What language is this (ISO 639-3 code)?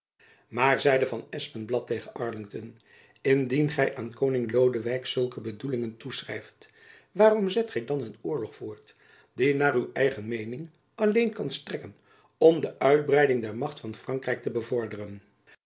nld